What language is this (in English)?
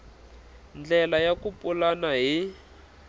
Tsonga